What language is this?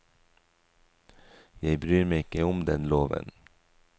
Norwegian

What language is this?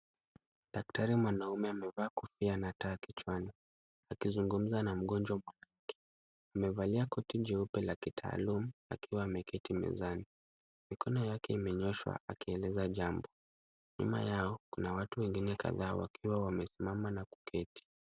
Swahili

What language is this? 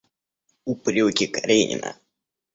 Russian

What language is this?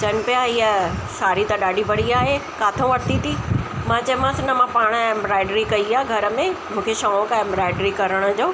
Sindhi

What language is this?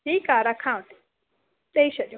Sindhi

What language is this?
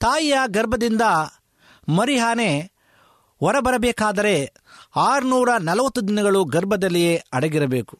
Kannada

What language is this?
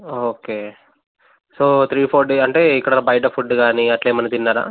Telugu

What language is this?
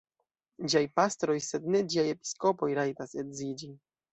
Esperanto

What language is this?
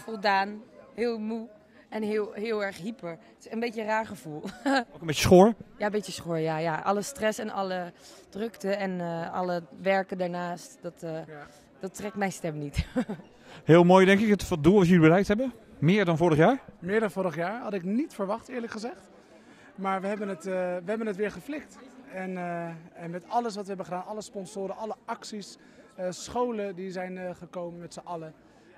Dutch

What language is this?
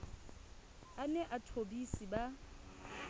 Southern Sotho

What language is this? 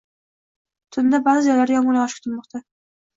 Uzbek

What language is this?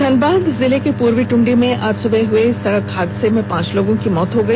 Hindi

